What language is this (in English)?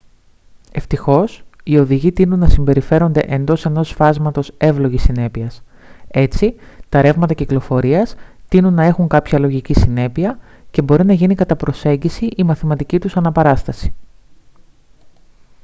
Greek